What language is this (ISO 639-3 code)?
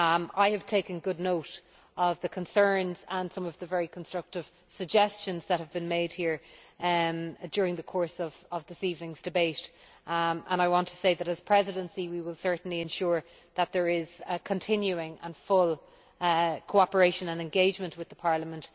eng